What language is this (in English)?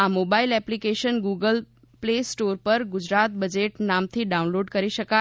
Gujarati